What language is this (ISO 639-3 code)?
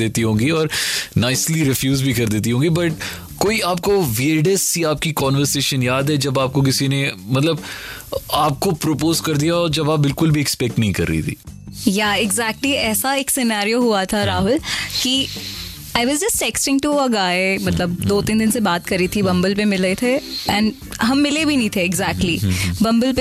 hin